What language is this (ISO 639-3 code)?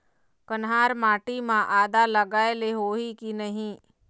hne